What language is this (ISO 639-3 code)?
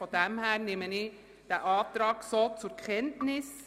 gsw